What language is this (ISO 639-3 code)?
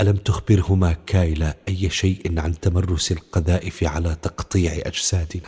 ara